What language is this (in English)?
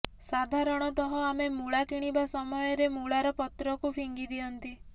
Odia